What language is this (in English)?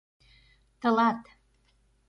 Mari